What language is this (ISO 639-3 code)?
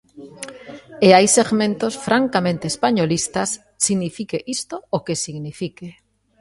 glg